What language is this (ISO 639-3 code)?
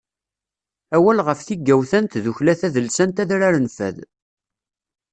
kab